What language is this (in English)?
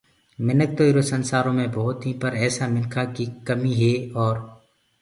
Gurgula